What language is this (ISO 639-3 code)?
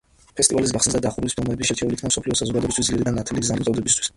kat